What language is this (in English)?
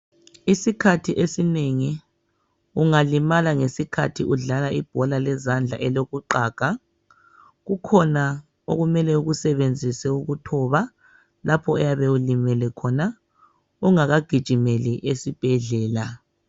North Ndebele